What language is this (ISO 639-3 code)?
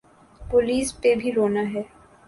urd